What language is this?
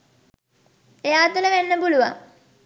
Sinhala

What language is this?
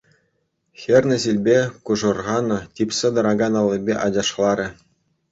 Chuvash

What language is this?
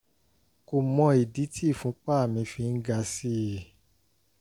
Yoruba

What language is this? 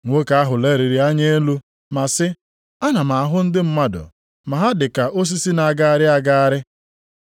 Igbo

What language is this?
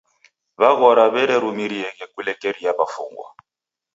Taita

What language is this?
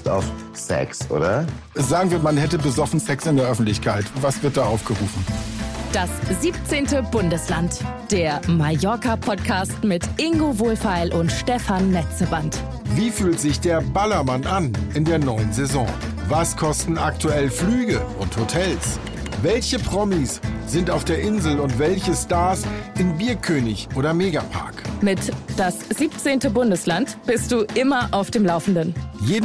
German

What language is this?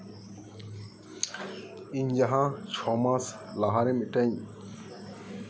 Santali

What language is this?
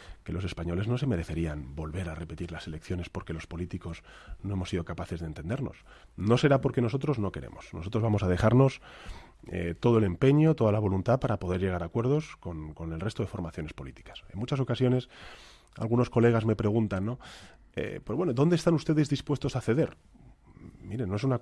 Spanish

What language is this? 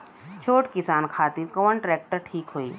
Bhojpuri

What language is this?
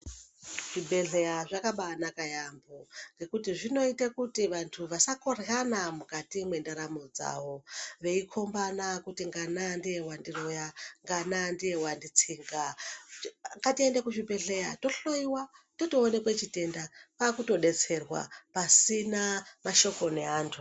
Ndau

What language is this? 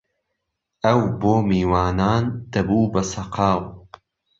Central Kurdish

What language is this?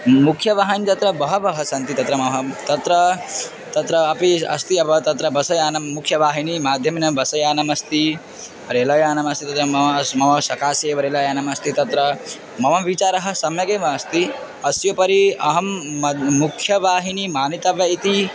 Sanskrit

